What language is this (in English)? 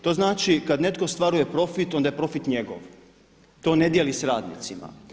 Croatian